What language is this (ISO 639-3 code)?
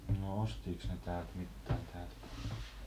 fin